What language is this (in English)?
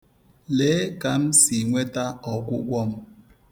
Igbo